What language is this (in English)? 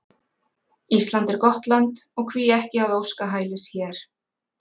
Icelandic